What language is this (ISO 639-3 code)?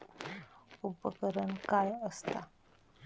mar